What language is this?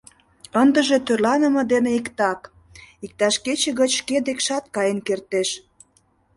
Mari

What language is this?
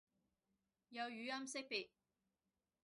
Cantonese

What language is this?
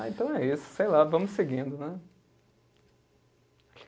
Portuguese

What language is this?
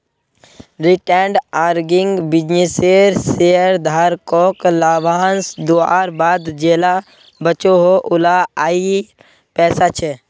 Magahi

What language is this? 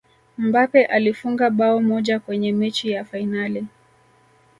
Swahili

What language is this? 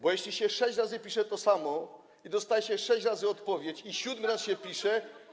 Polish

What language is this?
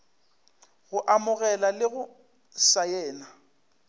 Northern Sotho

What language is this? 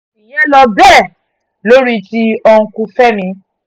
Yoruba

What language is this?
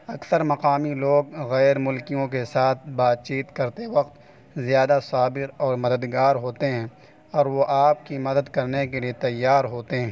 Urdu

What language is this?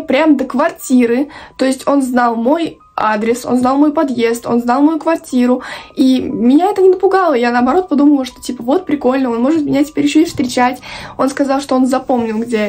Russian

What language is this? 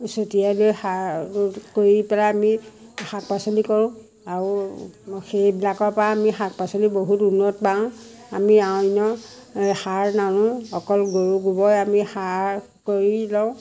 Assamese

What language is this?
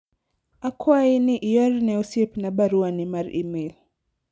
Luo (Kenya and Tanzania)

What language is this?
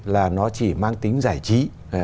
Vietnamese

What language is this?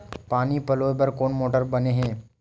Chhattisgarhi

